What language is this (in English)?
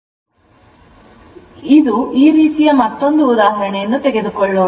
Kannada